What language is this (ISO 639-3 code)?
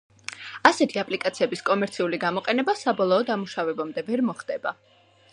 kat